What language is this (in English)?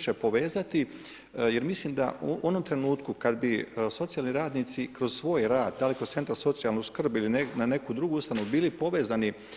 Croatian